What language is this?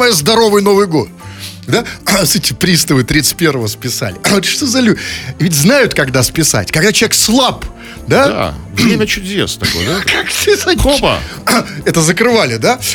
Russian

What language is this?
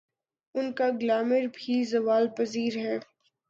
Urdu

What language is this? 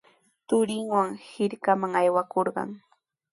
Sihuas Ancash Quechua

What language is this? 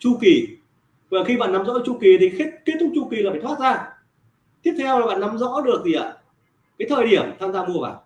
Vietnamese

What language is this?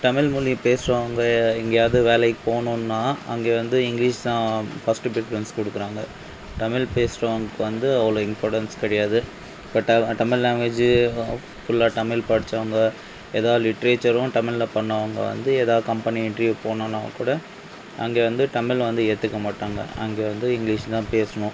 Tamil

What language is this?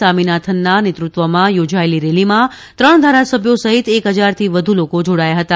Gujarati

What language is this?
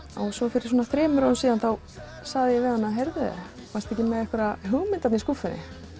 Icelandic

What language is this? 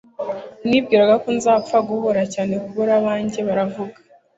Kinyarwanda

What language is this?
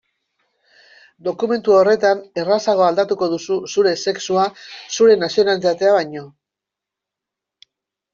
Basque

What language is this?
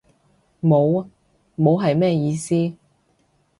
Cantonese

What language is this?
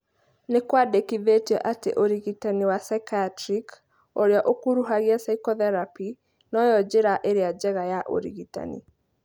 Kikuyu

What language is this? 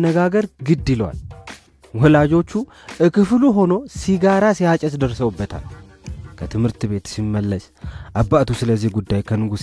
Amharic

